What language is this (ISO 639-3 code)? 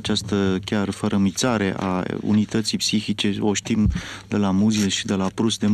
ron